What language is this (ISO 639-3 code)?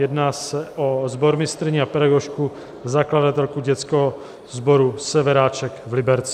ces